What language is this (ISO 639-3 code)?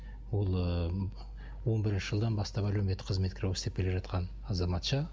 kaz